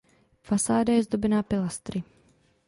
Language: Czech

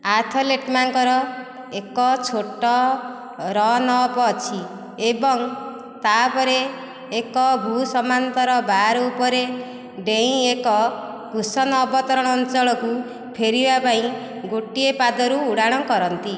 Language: Odia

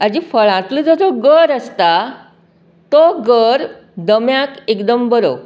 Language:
Konkani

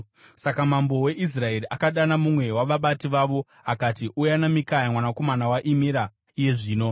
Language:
Shona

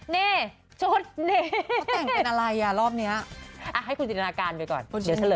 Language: Thai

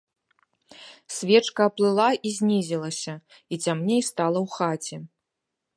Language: Belarusian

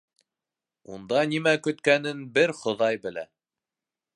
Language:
Bashkir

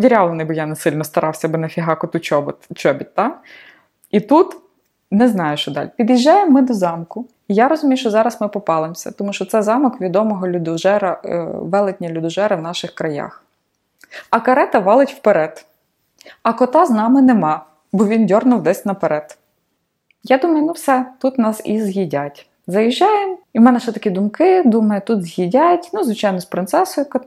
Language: Ukrainian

